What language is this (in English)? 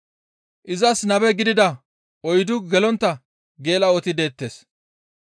Gamo